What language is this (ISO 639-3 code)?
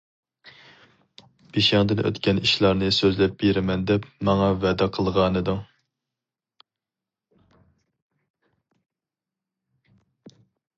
uig